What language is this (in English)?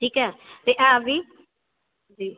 Dogri